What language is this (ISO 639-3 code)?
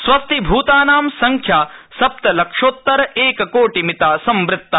san